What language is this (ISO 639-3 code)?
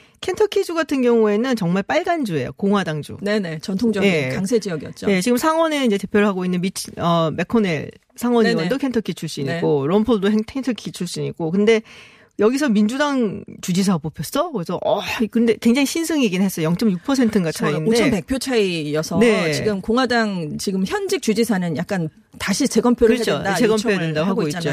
kor